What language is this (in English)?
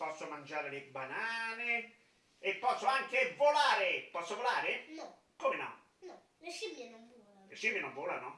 Italian